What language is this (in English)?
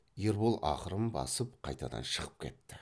Kazakh